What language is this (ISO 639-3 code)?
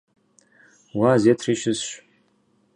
kbd